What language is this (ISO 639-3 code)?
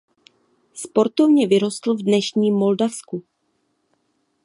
ces